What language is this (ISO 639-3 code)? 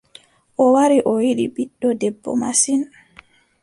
fub